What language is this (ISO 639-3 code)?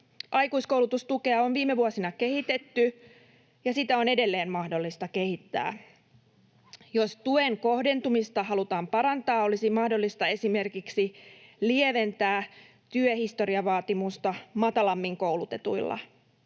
fin